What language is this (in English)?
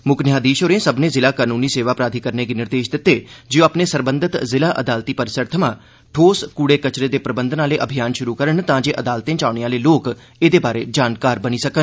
Dogri